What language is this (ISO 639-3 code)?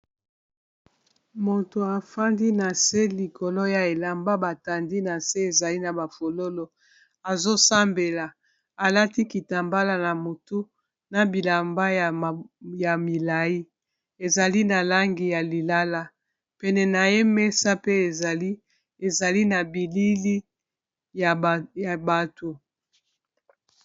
lin